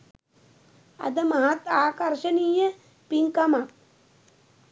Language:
Sinhala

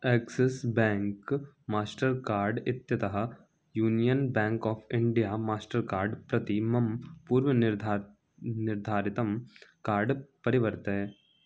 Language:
Sanskrit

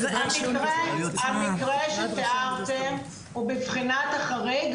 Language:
Hebrew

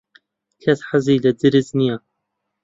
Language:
Central Kurdish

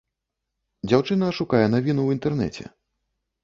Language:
Belarusian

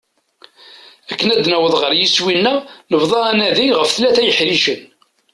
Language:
Kabyle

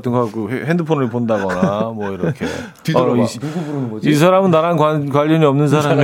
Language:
Korean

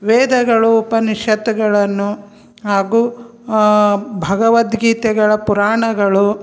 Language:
Kannada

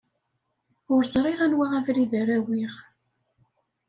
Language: Kabyle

